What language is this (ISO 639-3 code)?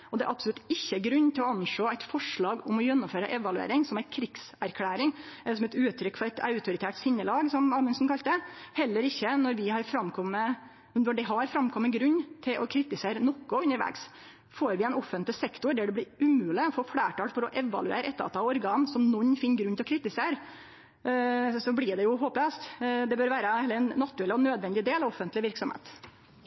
nno